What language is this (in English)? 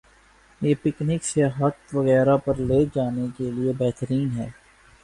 Urdu